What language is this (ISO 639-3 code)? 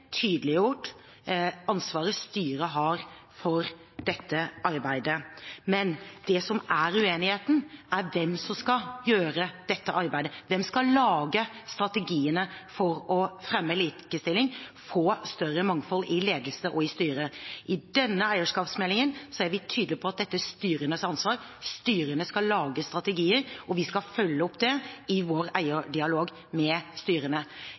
nob